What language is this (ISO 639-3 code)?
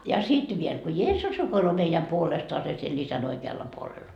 fin